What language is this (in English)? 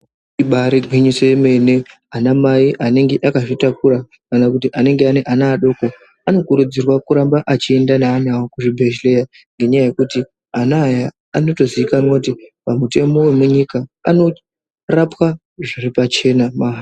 Ndau